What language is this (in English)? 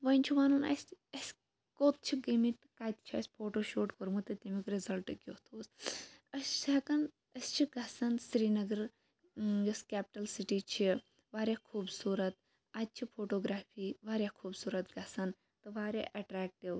Kashmiri